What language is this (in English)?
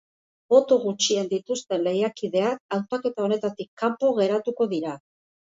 Basque